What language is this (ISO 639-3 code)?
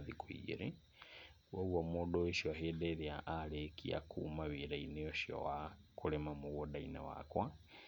kik